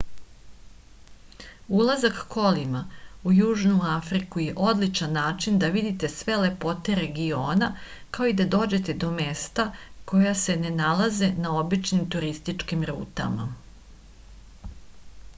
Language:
Serbian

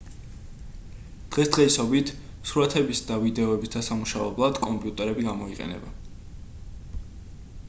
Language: Georgian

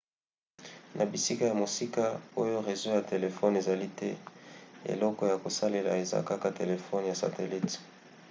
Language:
Lingala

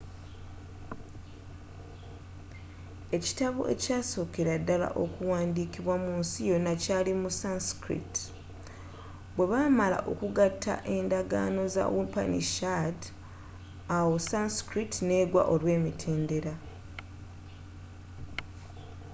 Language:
Ganda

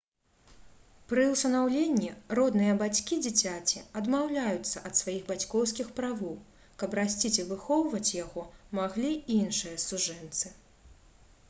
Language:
Belarusian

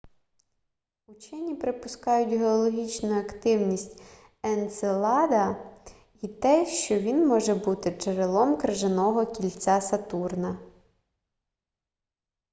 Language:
Ukrainian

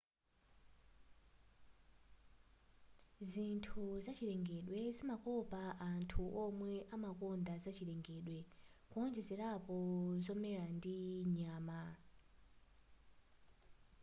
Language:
Nyanja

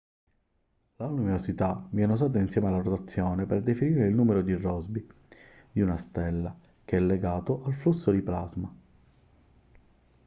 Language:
Italian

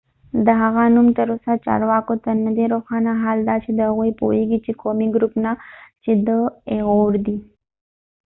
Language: Pashto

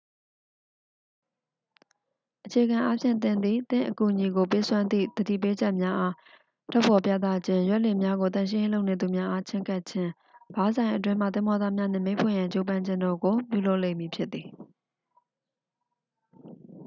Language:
Burmese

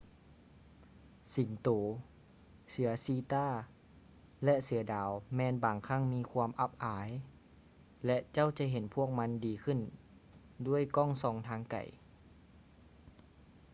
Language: Lao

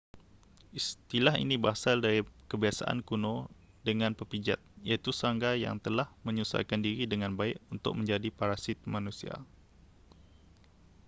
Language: Malay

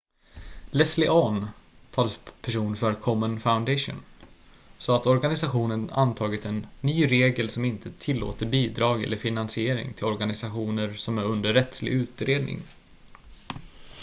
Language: Swedish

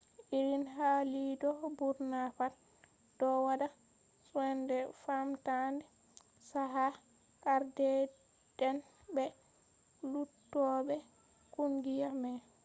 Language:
Fula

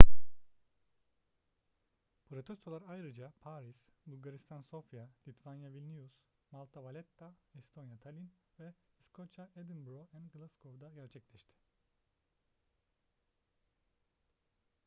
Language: Turkish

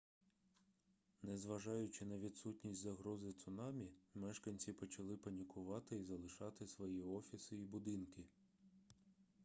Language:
Ukrainian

